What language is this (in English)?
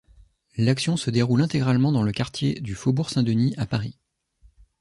French